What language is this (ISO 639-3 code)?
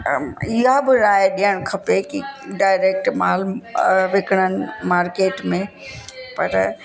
snd